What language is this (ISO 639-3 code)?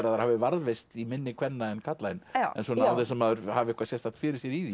isl